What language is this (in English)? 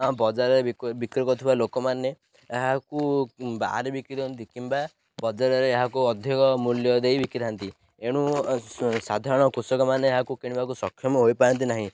Odia